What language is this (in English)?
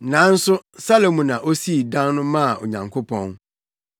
Akan